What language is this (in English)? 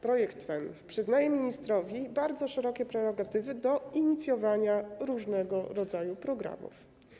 Polish